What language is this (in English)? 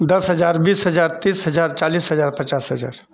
Maithili